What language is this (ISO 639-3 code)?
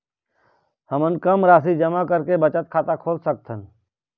hne